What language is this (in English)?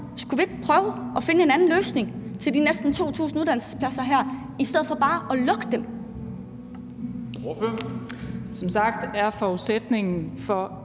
Danish